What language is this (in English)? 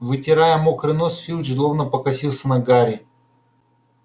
Russian